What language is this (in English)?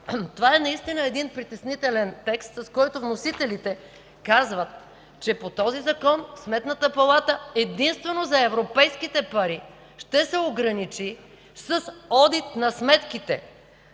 Bulgarian